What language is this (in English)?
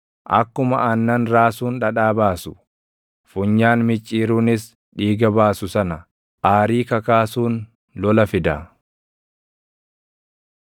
Oromo